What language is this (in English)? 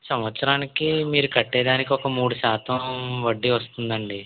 Telugu